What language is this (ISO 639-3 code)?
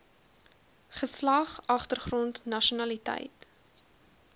afr